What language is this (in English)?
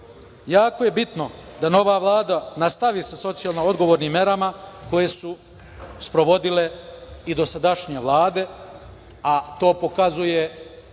Serbian